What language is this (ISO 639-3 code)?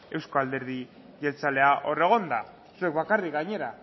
eus